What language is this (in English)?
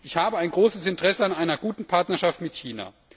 German